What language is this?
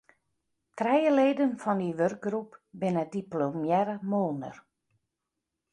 Western Frisian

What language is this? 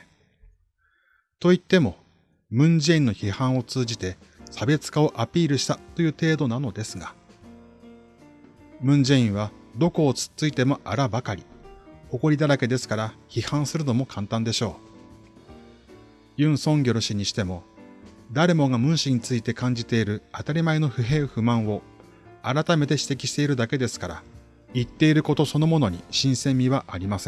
Japanese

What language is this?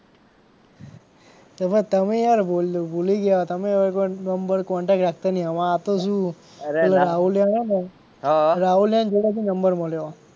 Gujarati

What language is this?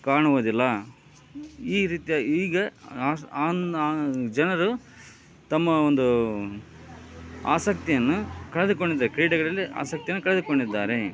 Kannada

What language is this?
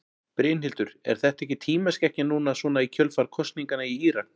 Icelandic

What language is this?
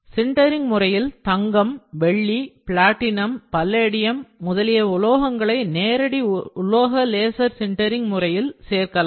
Tamil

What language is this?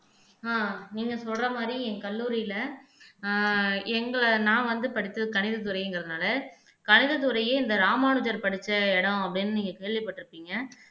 Tamil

